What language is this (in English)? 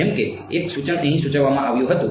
Gujarati